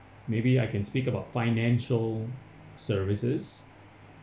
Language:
English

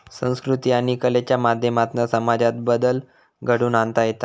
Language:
Marathi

